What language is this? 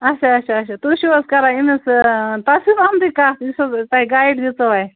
Kashmiri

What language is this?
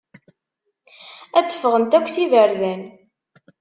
Kabyle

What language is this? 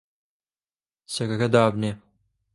Central Kurdish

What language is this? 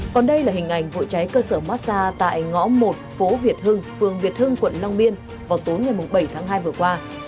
Vietnamese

